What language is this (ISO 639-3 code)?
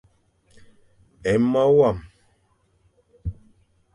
fan